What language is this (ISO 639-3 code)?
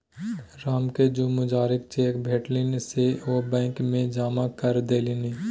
mai